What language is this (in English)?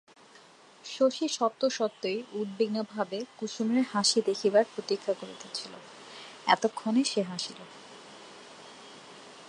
Bangla